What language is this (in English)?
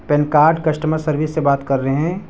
Urdu